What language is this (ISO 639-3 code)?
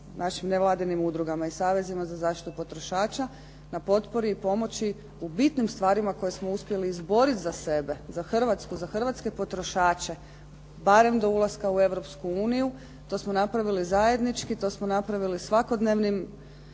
hrv